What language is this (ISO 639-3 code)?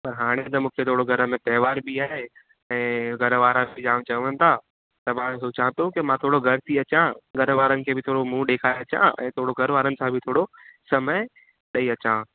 snd